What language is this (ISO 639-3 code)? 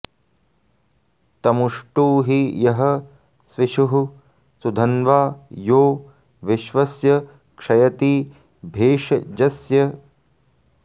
san